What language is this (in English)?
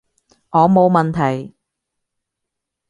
Cantonese